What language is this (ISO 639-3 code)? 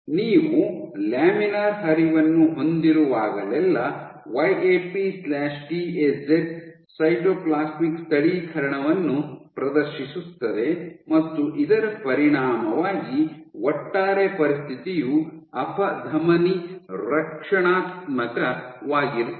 kan